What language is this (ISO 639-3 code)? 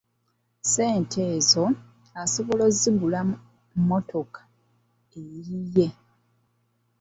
lug